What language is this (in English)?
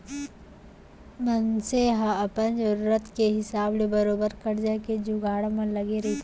Chhattisgarhi